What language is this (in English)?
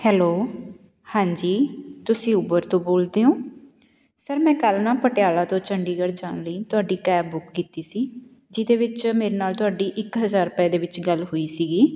Punjabi